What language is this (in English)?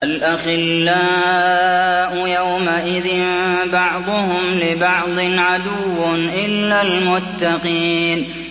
Arabic